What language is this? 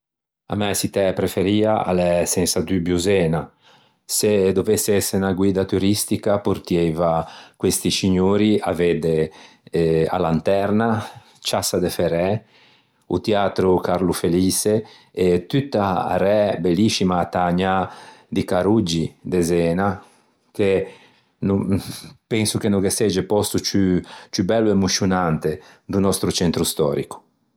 Ligurian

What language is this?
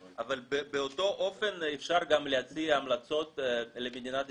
Hebrew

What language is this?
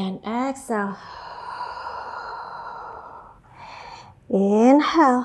Indonesian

